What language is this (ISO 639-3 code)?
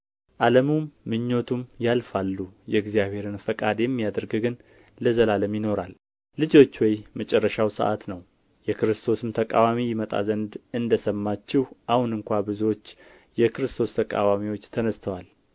amh